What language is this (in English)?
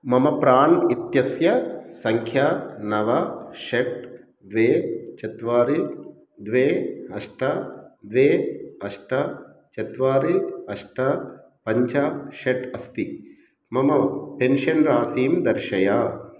Sanskrit